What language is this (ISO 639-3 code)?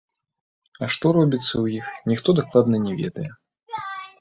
bel